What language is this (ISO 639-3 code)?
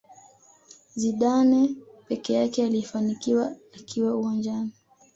swa